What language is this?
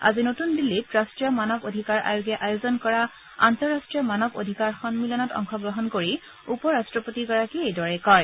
Assamese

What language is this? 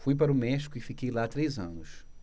Portuguese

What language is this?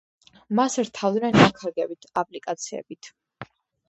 Georgian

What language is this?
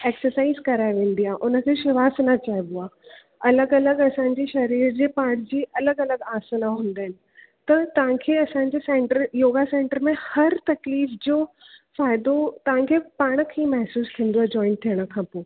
Sindhi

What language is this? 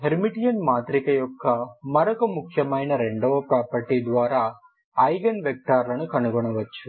Telugu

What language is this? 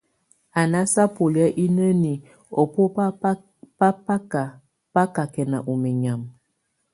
Tunen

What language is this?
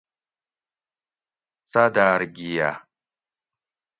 Gawri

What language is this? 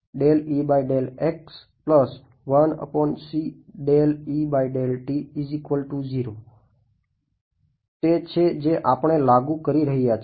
Gujarati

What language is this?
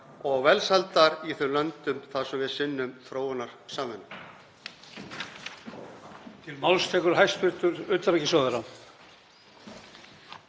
Icelandic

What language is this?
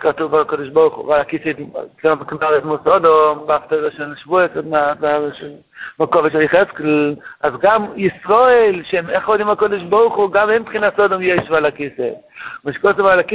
Hebrew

